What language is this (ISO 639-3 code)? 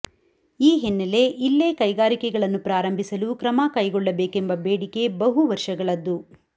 kan